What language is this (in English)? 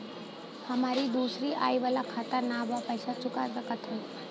Bhojpuri